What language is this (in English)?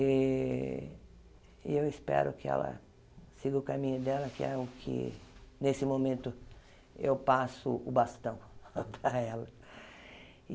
Portuguese